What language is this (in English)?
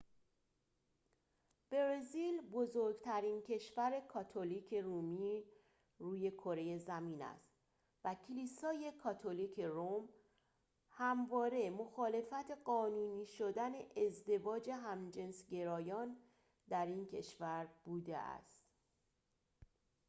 Persian